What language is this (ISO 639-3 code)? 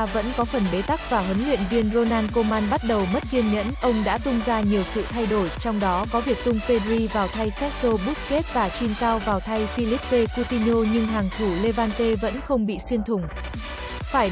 vie